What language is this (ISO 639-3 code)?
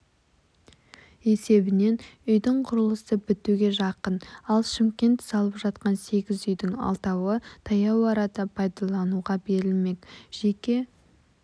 kaz